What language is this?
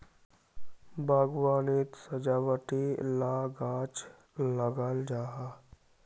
Magahi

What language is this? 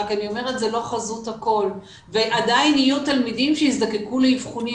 Hebrew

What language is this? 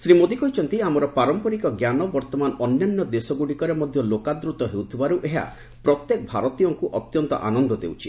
Odia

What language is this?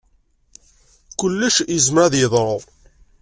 Kabyle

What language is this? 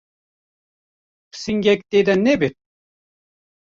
Kurdish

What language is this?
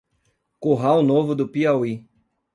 Portuguese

